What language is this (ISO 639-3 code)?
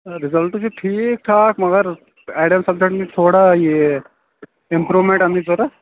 kas